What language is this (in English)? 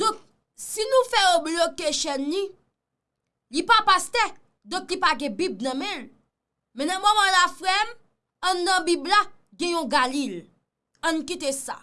French